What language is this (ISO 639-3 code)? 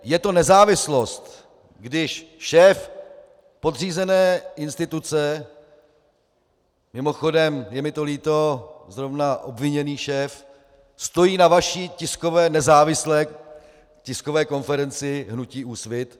ces